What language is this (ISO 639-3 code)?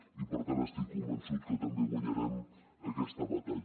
cat